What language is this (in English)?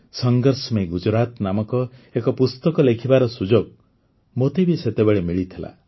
Odia